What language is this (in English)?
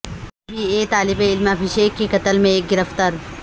Urdu